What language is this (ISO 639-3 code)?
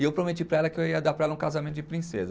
por